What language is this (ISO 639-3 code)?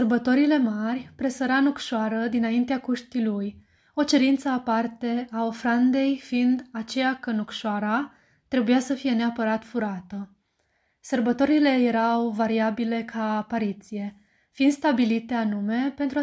ron